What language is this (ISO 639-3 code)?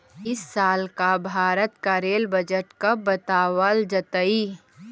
mag